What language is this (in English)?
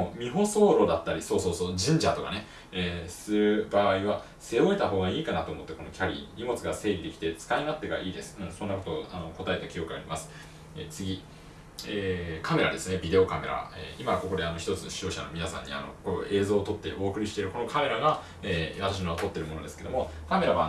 Japanese